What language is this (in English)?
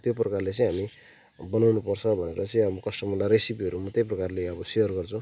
Nepali